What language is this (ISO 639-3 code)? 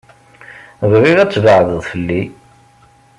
kab